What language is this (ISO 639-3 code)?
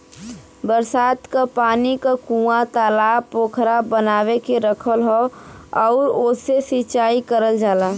bho